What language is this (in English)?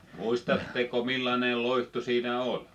Finnish